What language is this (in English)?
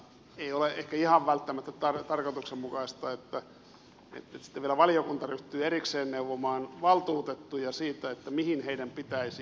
Finnish